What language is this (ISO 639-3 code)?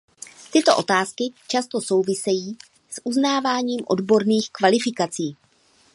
ces